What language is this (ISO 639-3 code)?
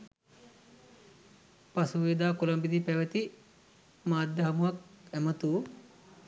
sin